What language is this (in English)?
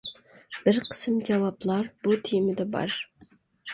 Uyghur